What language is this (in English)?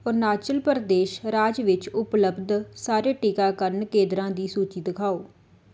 Punjabi